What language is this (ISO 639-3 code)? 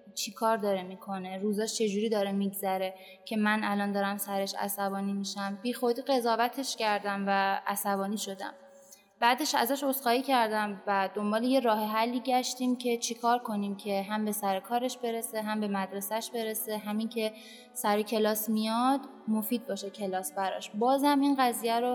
fas